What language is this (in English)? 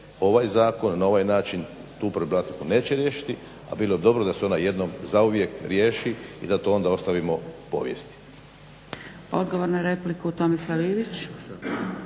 Croatian